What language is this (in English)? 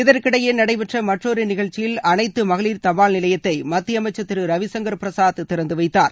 Tamil